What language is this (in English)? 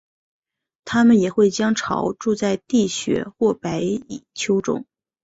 Chinese